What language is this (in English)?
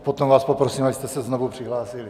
Czech